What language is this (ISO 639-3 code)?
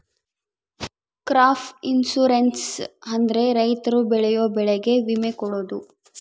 kan